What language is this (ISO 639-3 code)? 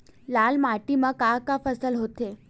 hne